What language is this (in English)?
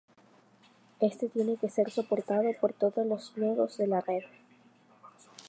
Spanish